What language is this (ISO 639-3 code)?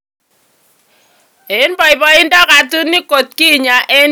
kln